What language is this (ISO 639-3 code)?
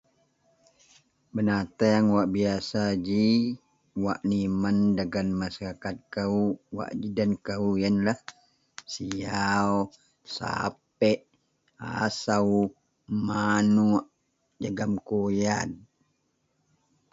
mel